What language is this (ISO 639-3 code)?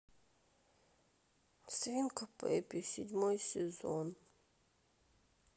rus